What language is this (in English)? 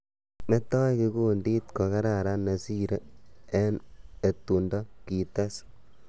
Kalenjin